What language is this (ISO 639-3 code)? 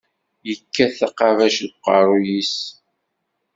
kab